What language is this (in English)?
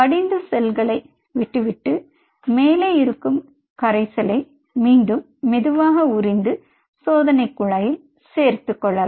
Tamil